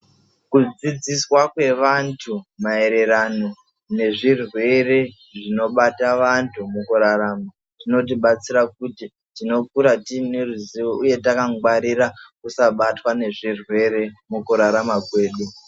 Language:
Ndau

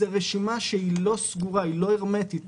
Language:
Hebrew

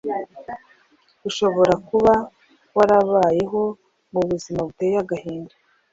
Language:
Kinyarwanda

